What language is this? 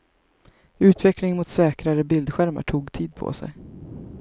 Swedish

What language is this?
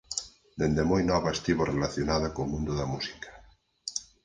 Galician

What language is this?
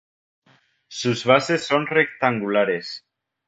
Spanish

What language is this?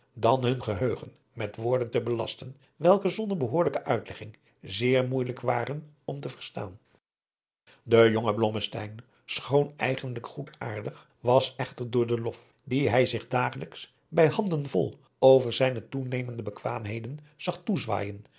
Dutch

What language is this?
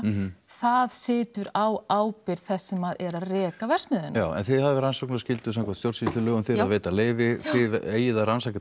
Icelandic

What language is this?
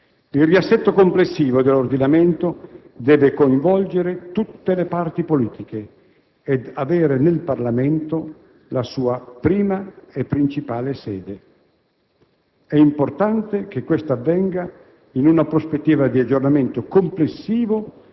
Italian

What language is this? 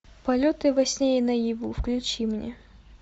Russian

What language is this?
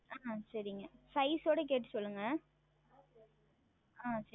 Tamil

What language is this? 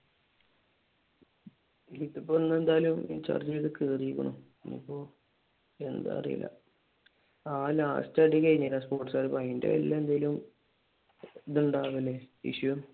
Malayalam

